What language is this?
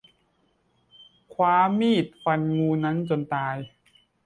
Thai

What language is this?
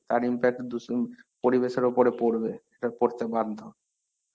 Bangla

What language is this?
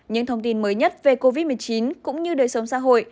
Vietnamese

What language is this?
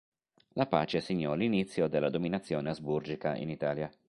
Italian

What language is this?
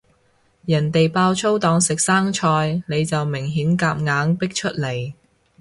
Cantonese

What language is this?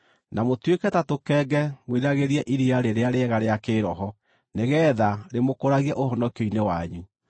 Kikuyu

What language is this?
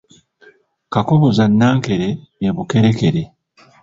Ganda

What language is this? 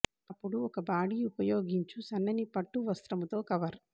Telugu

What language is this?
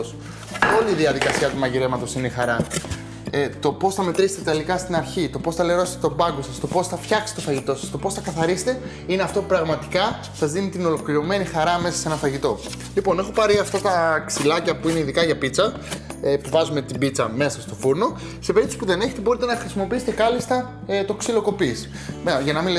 Greek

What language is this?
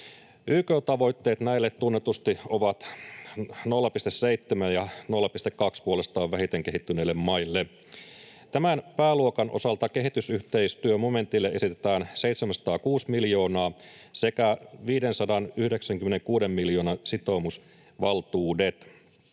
Finnish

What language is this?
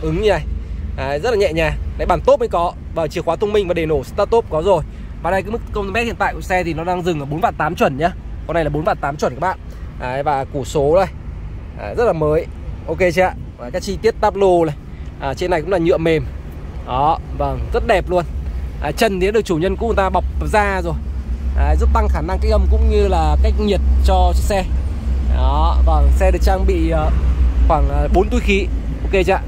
Vietnamese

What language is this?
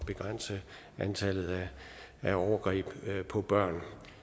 Danish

